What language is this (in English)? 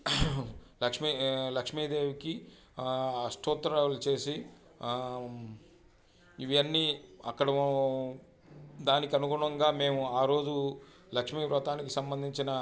Telugu